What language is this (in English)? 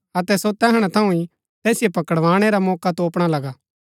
Gaddi